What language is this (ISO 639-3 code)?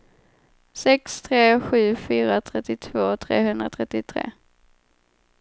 swe